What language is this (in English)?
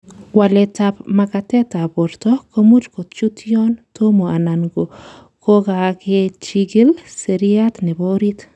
Kalenjin